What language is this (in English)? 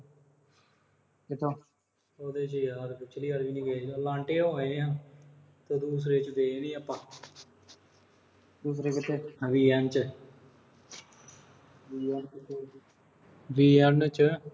Punjabi